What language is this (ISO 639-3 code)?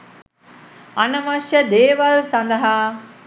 sin